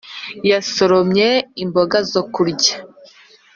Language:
Kinyarwanda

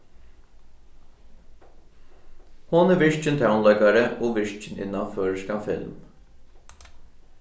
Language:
Faroese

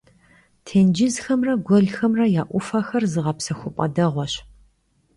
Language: Kabardian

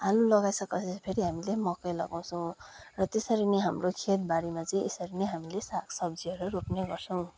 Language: Nepali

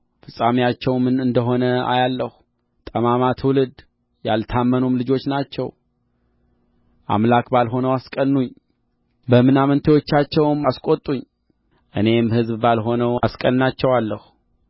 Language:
Amharic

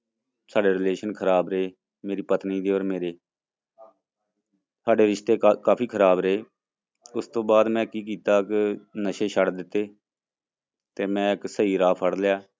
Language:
Punjabi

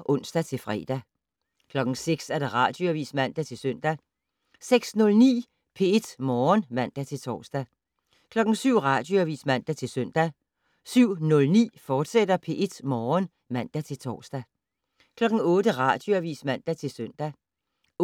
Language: Danish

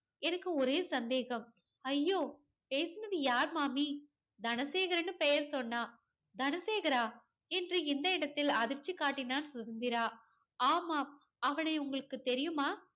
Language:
Tamil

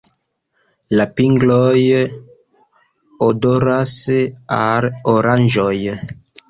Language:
Esperanto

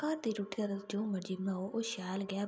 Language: Dogri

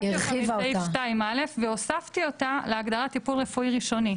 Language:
Hebrew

